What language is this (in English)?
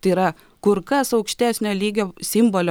Lithuanian